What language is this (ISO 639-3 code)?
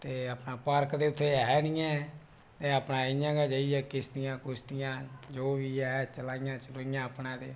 doi